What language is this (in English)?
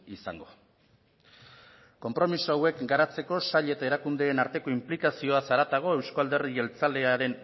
Basque